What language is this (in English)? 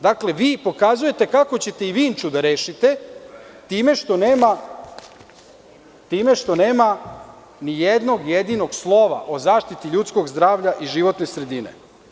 Serbian